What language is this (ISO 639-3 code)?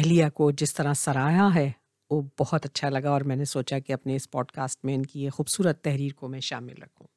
urd